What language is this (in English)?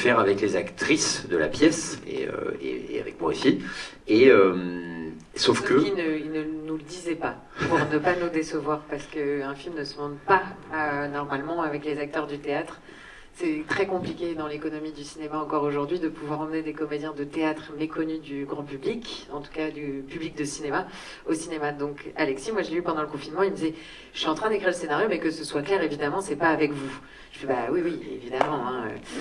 French